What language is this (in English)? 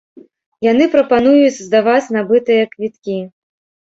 Belarusian